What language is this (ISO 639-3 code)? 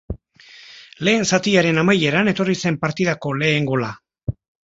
eus